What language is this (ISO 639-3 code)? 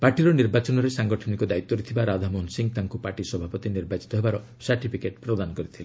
ori